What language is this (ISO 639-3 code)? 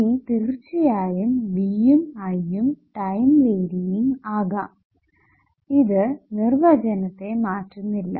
mal